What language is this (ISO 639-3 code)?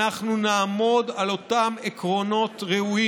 heb